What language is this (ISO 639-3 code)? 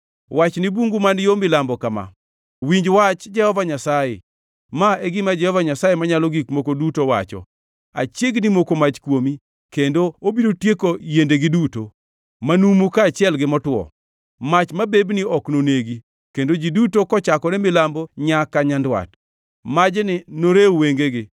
luo